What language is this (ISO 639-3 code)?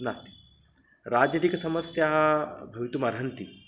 san